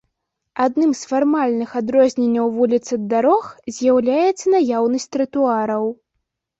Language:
Belarusian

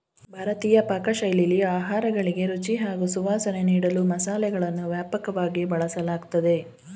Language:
Kannada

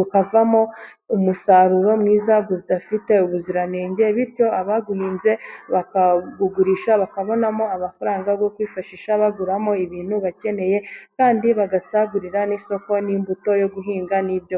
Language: Kinyarwanda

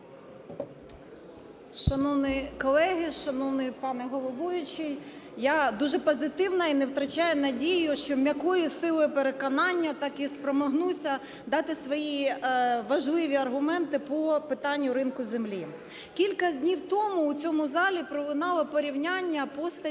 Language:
Ukrainian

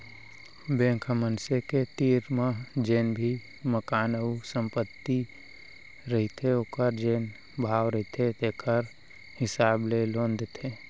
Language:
Chhattisgarhi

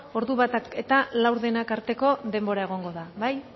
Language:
Basque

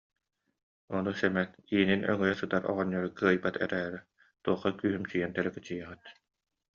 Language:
Yakut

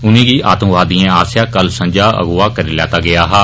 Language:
Dogri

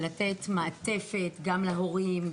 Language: Hebrew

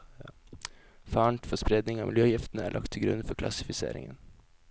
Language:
Norwegian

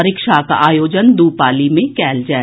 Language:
Maithili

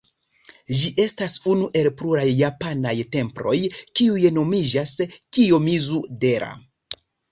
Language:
Esperanto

